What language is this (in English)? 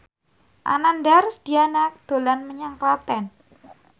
Javanese